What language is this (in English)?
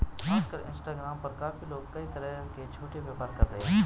Hindi